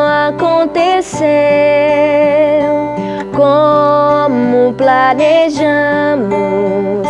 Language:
Portuguese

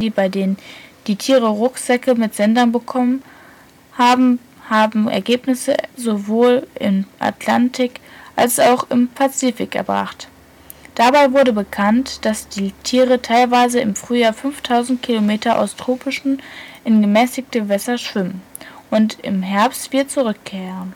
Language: German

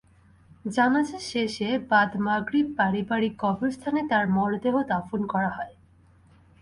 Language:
Bangla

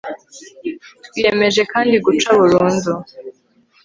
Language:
Kinyarwanda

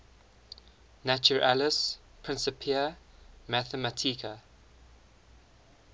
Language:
English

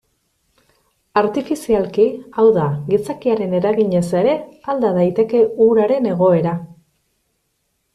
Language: Basque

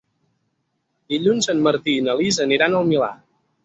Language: Catalan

